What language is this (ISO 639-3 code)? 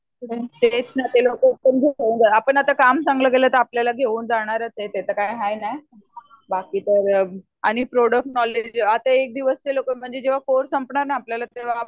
mar